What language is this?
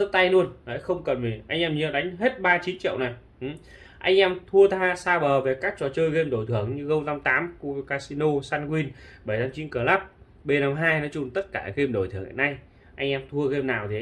Vietnamese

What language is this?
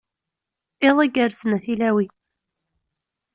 Kabyle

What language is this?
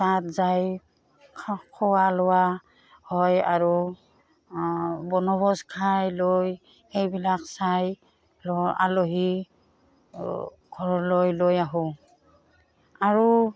Assamese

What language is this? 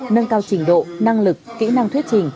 Vietnamese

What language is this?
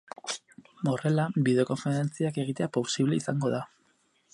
Basque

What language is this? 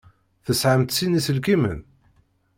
Kabyle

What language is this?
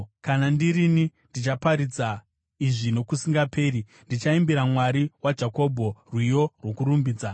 Shona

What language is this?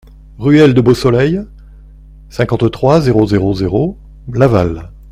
French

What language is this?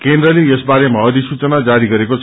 Nepali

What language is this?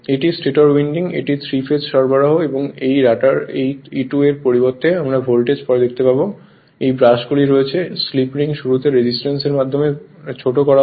Bangla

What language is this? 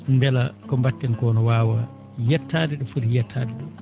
Fula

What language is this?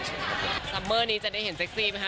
Thai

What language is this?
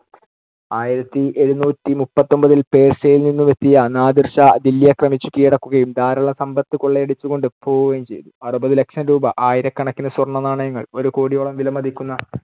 Malayalam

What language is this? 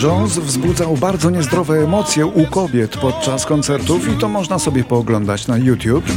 Polish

